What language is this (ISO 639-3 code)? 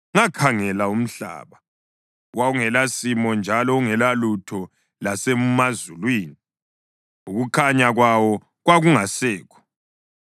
nde